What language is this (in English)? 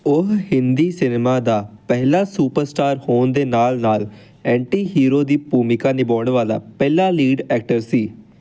Punjabi